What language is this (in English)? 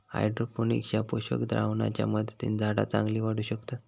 Marathi